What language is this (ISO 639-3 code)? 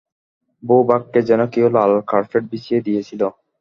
ben